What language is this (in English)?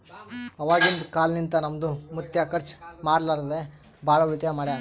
Kannada